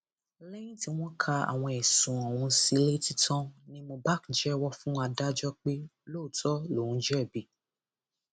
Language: Yoruba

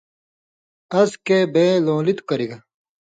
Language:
Indus Kohistani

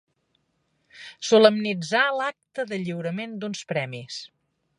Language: Catalan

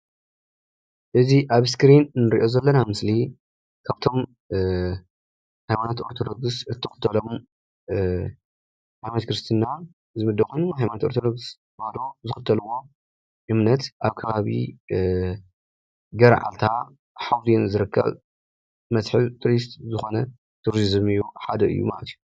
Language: Tigrinya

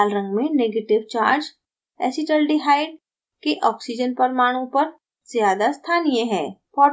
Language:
Hindi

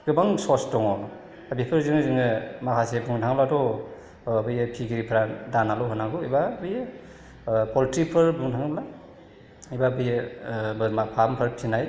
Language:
Bodo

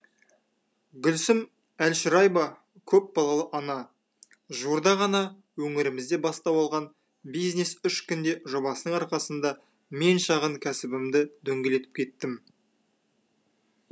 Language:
Kazakh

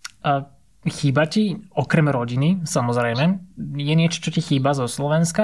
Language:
Slovak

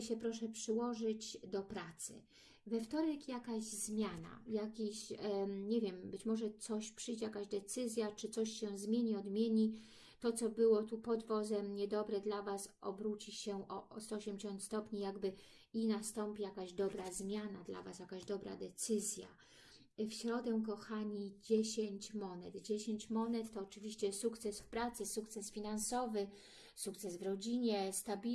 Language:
Polish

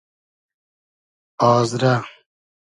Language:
Hazaragi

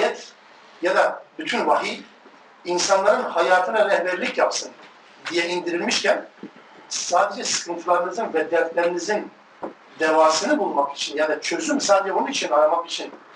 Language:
Turkish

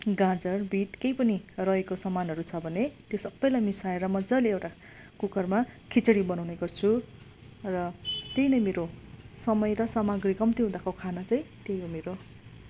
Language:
Nepali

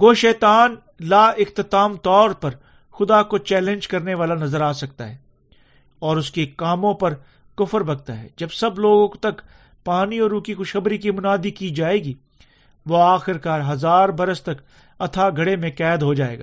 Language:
Urdu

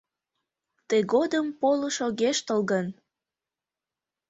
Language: Mari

